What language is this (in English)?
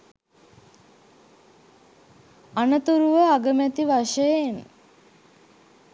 Sinhala